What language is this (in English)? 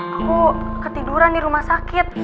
Indonesian